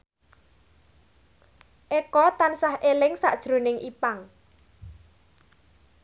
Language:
Javanese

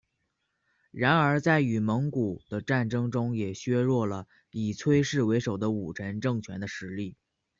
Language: Chinese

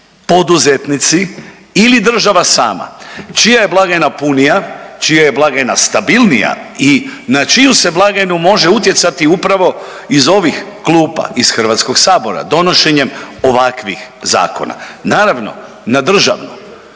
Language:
Croatian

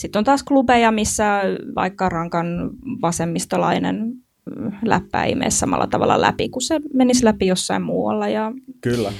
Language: Finnish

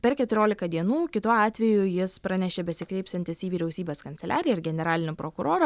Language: Lithuanian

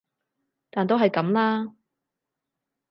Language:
Cantonese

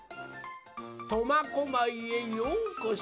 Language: Japanese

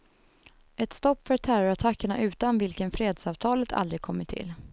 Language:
Swedish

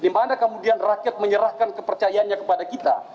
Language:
Indonesian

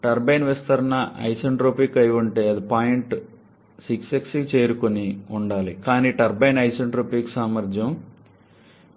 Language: Telugu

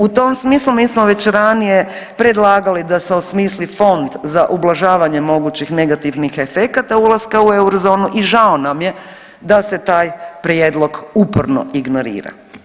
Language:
Croatian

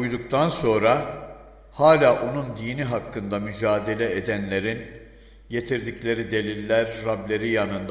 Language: Turkish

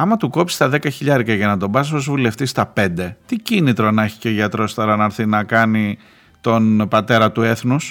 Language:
Greek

